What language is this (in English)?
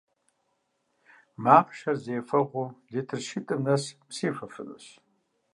Kabardian